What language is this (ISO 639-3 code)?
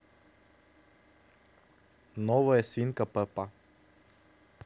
rus